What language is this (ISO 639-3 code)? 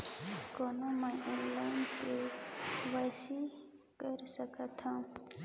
hne